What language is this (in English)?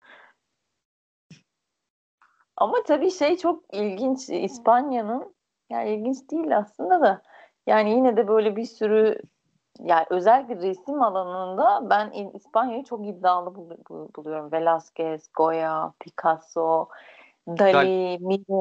Turkish